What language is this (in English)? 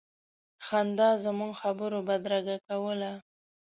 Pashto